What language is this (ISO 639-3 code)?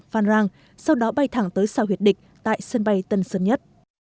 vie